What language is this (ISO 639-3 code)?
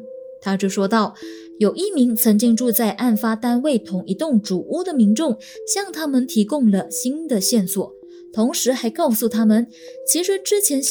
zho